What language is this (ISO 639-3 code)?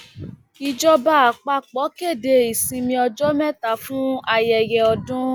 yor